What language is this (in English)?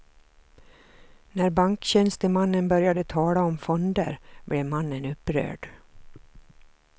Swedish